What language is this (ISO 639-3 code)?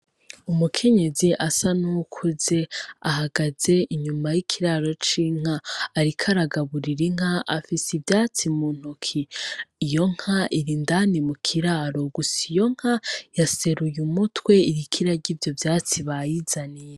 run